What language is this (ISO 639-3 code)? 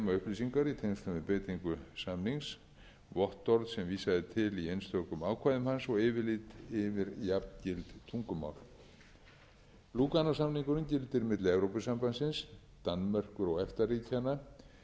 isl